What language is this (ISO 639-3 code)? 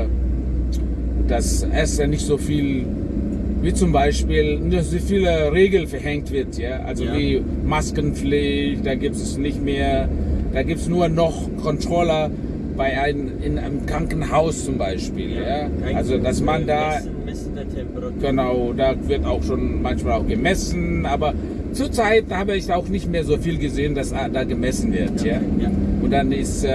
deu